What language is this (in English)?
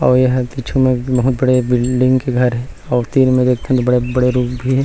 Chhattisgarhi